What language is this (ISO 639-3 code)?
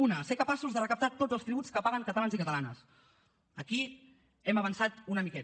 cat